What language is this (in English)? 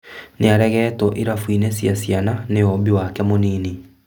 Kikuyu